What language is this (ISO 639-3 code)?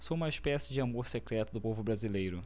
por